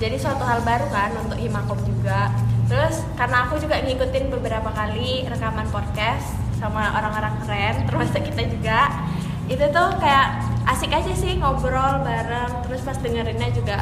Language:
Indonesian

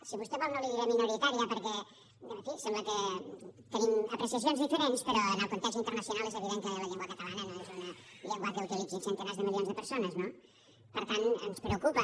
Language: Catalan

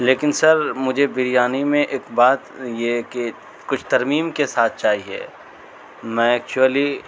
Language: Urdu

